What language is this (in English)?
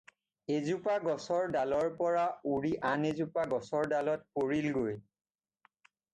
Assamese